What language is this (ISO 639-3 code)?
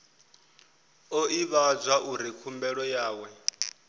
ven